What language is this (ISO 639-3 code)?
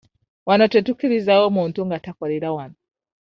lug